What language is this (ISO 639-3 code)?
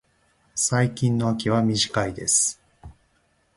jpn